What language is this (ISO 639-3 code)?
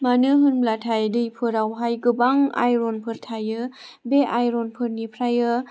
brx